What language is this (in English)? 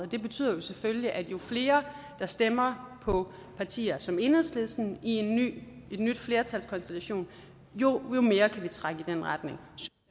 Danish